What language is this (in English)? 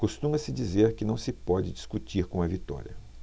Portuguese